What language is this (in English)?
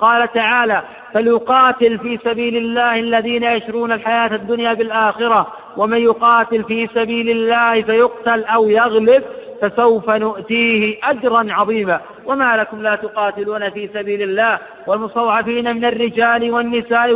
Arabic